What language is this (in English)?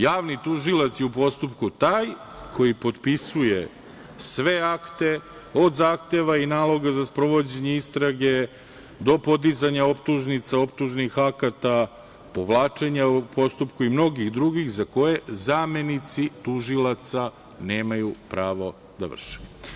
Serbian